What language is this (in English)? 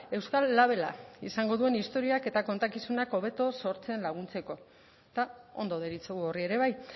Basque